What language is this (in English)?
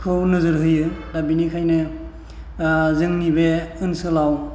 Bodo